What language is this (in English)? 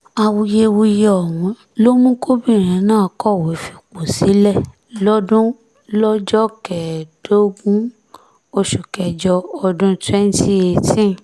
Yoruba